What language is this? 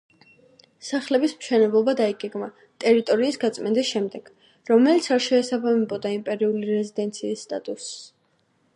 Georgian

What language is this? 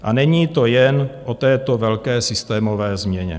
Czech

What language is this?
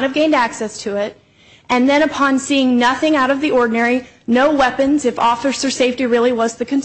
English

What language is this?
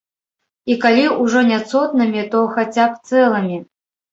Belarusian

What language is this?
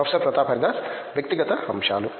Telugu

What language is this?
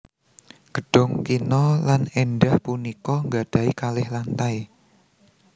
Javanese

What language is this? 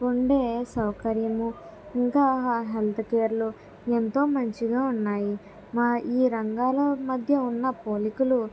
Telugu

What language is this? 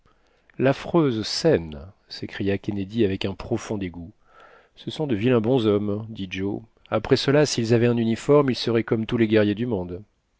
French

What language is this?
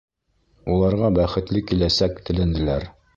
Bashkir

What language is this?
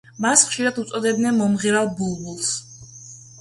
Georgian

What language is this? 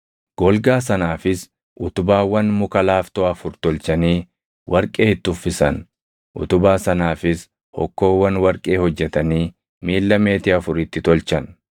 Oromo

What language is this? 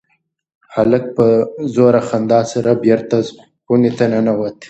Pashto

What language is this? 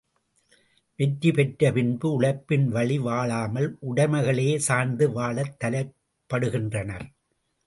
Tamil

